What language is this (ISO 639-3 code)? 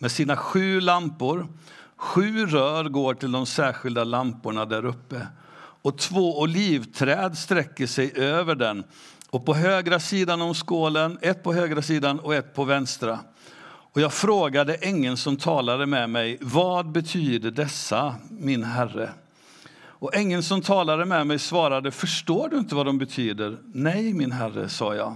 swe